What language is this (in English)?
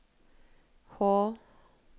Norwegian